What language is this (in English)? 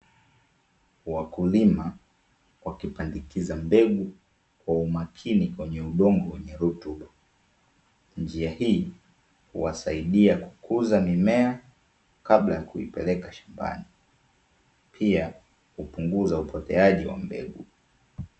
Swahili